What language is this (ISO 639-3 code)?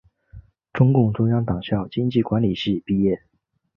zho